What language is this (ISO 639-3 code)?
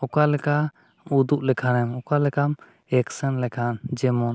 sat